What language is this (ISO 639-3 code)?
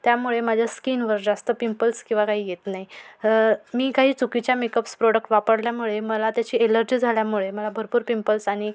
mar